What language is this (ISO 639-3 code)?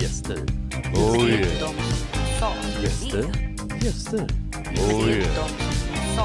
swe